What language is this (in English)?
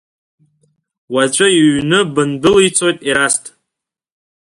Abkhazian